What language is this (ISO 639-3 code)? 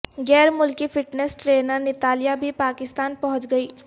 urd